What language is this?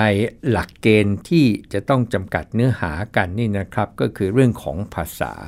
Thai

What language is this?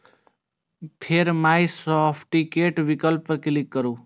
Maithili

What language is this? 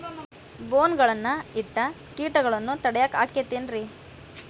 Kannada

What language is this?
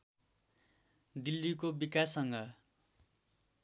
Nepali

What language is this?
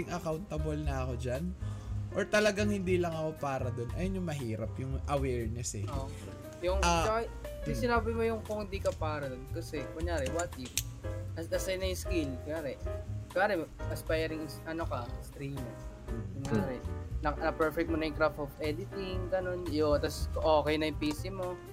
Filipino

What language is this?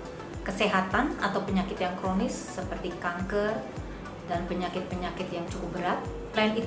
Indonesian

